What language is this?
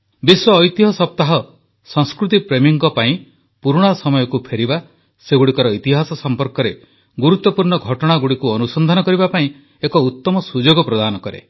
Odia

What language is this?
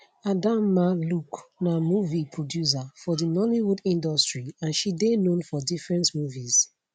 Nigerian Pidgin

